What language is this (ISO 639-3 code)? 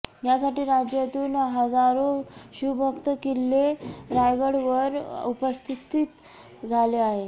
mar